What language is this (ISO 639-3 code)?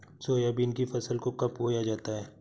hin